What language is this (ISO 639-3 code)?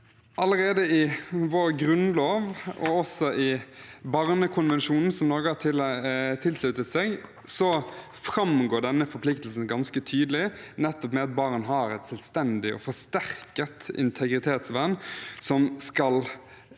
nor